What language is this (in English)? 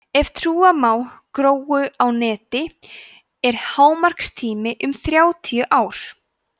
Icelandic